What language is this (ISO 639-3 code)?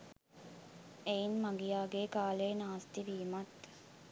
sin